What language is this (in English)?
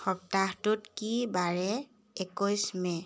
Assamese